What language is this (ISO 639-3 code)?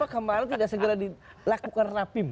ind